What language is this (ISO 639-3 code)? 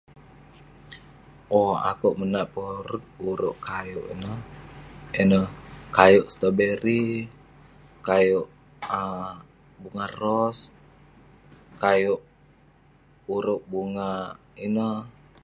pne